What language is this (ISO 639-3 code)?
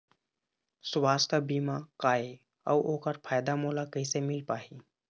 hne